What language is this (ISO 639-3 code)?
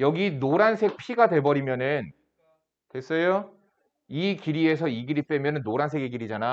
kor